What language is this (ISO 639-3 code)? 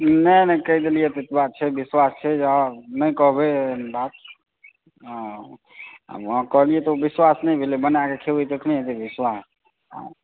mai